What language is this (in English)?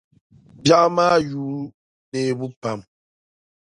Dagbani